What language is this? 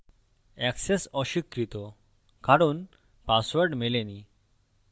Bangla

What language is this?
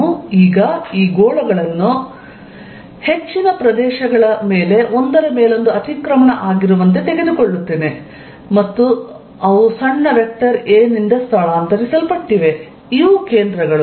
Kannada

